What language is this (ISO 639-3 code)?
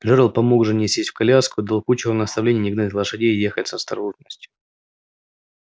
rus